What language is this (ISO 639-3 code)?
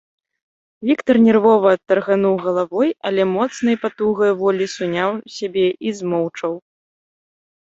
bel